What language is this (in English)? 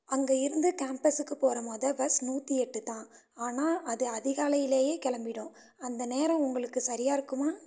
Tamil